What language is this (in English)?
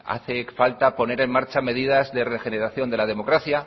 Spanish